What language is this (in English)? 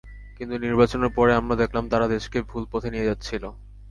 Bangla